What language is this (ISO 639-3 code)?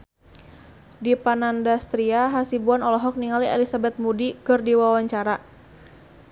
sun